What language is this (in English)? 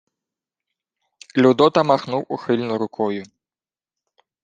Ukrainian